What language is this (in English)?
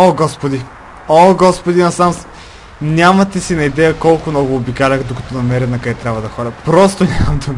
Bulgarian